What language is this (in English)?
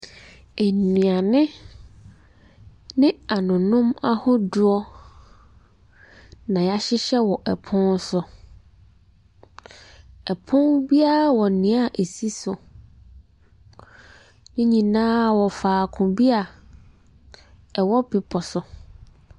Akan